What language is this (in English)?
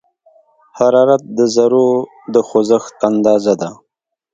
Pashto